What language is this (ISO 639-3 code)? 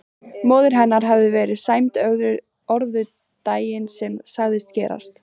isl